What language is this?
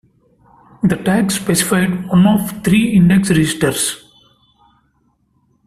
English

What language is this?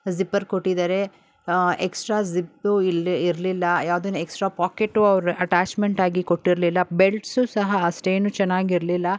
Kannada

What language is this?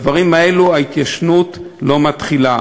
Hebrew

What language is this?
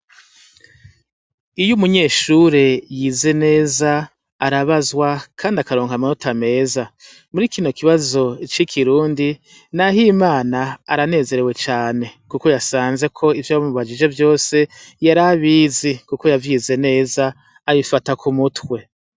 Rundi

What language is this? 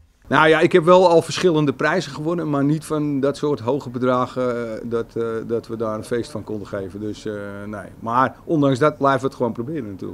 Dutch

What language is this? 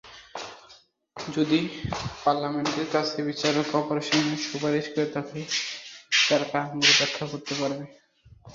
Bangla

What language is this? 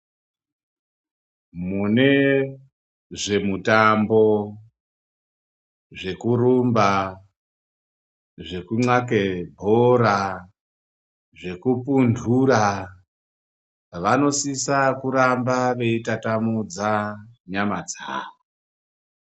Ndau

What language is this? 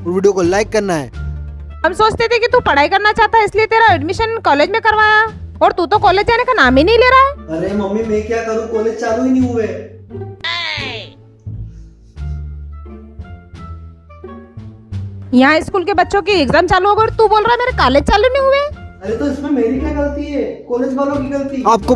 Hindi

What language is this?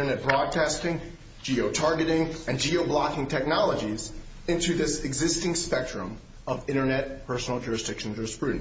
English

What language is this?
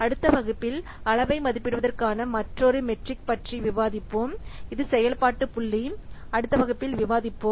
Tamil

